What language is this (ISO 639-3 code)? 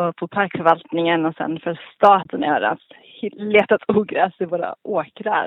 swe